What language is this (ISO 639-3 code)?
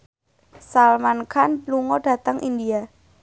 jav